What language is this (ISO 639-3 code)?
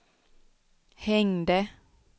swe